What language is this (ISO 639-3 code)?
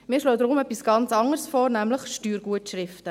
gsw